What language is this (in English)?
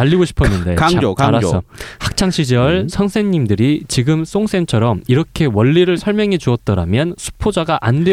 Korean